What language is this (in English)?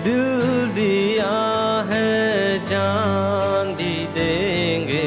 Hindi